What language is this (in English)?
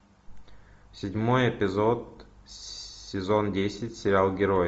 Russian